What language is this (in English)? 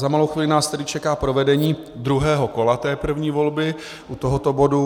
Czech